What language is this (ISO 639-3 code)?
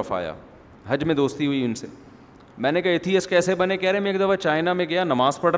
urd